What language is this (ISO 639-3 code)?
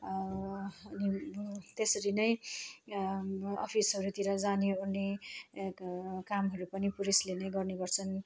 nep